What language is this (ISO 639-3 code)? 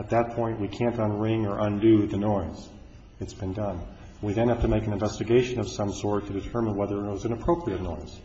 eng